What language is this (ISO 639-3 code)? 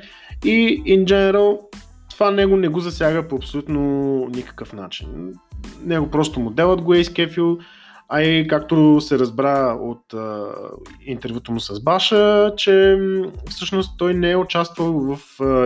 bul